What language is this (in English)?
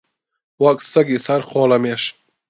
Central Kurdish